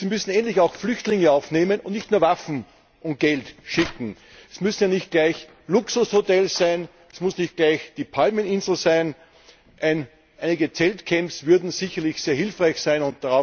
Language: German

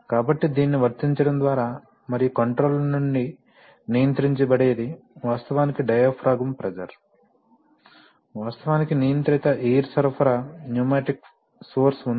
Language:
Telugu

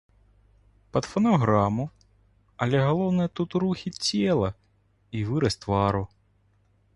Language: Belarusian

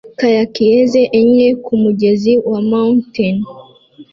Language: Kinyarwanda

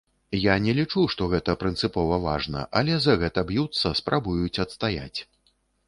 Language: Belarusian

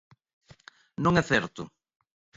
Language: Galician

